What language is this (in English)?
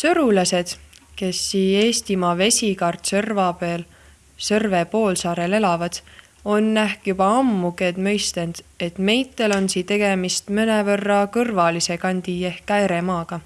Estonian